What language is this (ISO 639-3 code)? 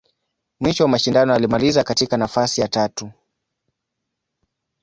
swa